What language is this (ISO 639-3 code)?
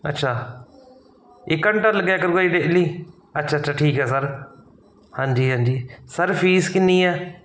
pan